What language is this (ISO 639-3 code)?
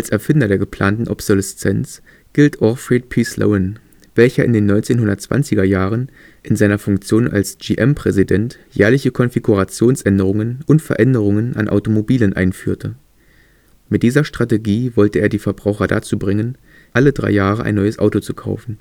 deu